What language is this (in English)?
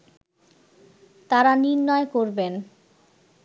Bangla